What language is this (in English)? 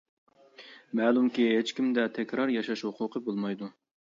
Uyghur